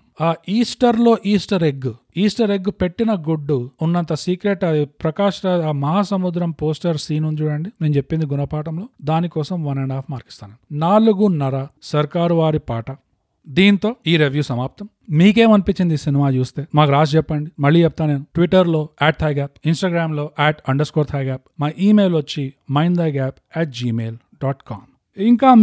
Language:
Telugu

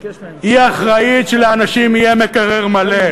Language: Hebrew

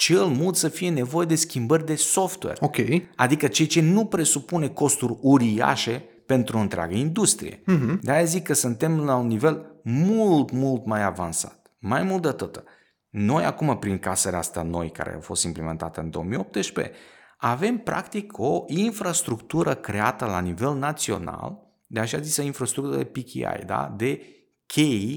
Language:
Romanian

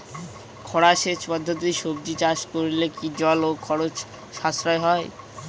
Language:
Bangla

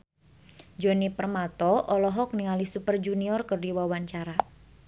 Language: Sundanese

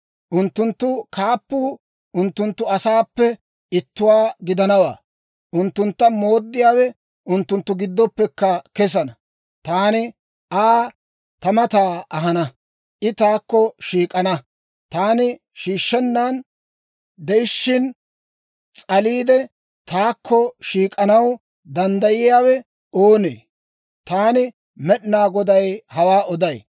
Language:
Dawro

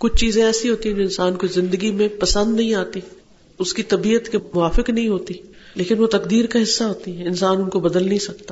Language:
Urdu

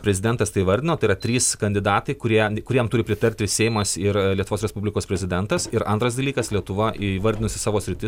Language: Lithuanian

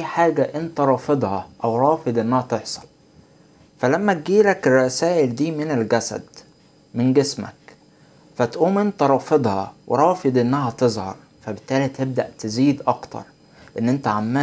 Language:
Arabic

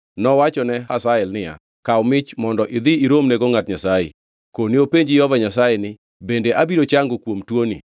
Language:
Luo (Kenya and Tanzania)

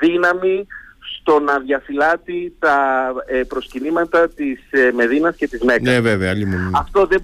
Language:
Greek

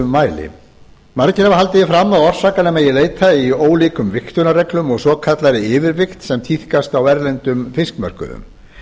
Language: Icelandic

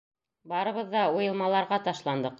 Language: Bashkir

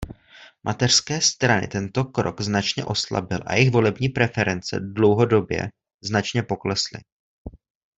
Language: Czech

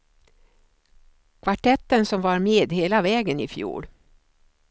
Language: Swedish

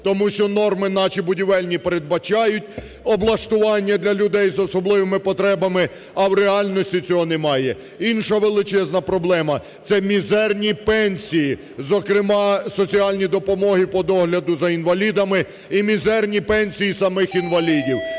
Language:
Ukrainian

